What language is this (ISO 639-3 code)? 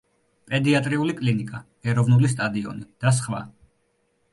kat